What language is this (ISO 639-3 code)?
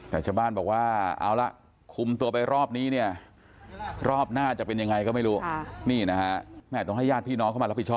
tha